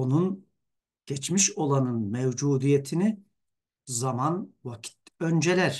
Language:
Turkish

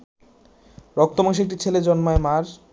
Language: Bangla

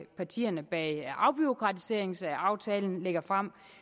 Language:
Danish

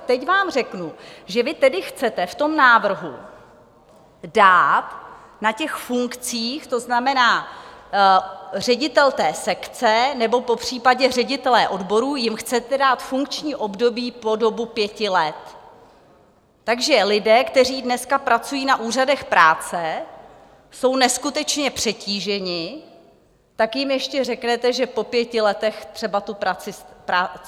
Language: Czech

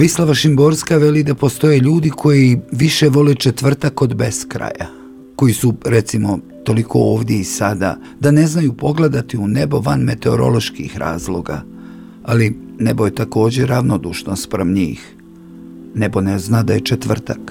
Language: Croatian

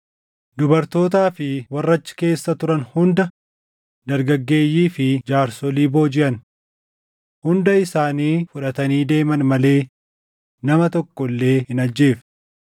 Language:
Oromo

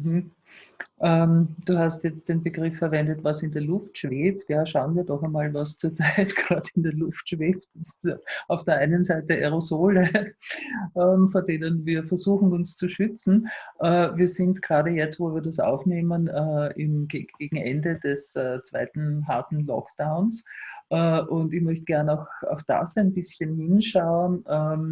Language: German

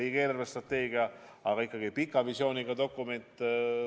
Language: Estonian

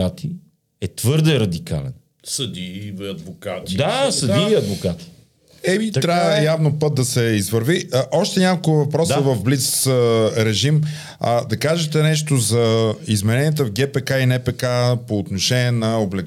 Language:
Bulgarian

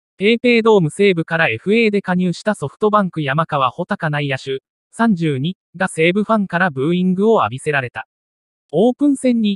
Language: Japanese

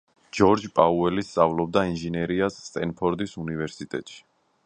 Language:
Georgian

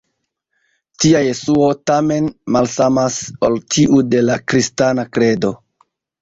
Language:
Esperanto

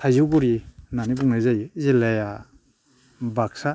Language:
Bodo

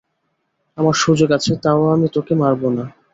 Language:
Bangla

